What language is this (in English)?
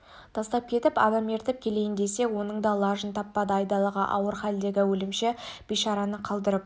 Kazakh